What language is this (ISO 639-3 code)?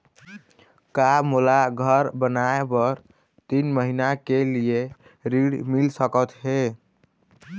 hne